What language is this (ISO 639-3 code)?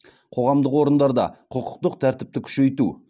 kaz